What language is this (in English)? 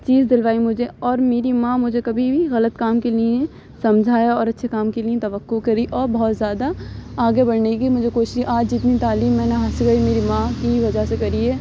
Urdu